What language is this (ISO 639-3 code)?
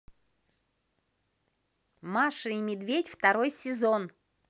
rus